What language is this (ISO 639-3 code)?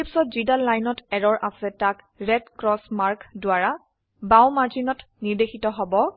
asm